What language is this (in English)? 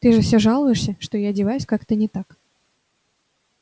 Russian